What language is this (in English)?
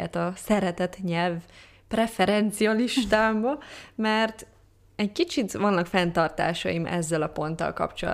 Hungarian